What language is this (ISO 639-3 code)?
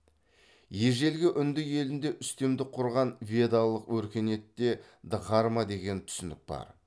kaz